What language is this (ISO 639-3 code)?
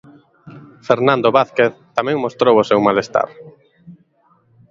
glg